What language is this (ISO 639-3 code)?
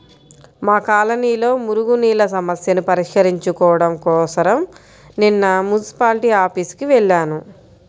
tel